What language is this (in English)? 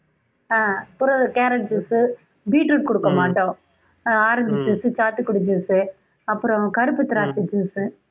Tamil